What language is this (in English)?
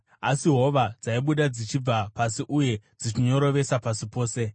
Shona